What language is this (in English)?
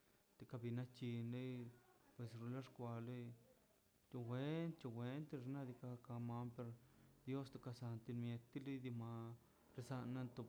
Mazaltepec Zapotec